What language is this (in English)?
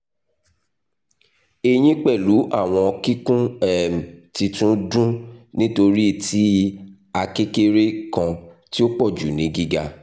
Yoruba